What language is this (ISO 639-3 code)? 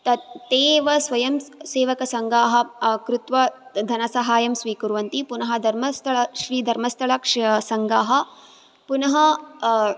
san